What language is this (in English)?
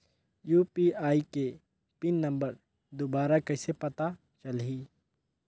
Chhattisgarhi